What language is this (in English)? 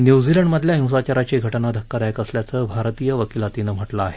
Marathi